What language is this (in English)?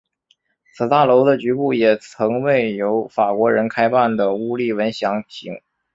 Chinese